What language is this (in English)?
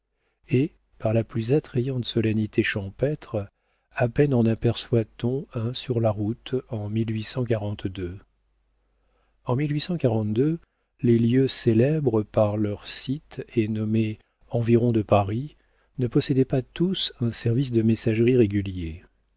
French